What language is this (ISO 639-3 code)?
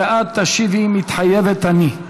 heb